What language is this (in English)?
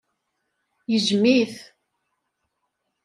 Kabyle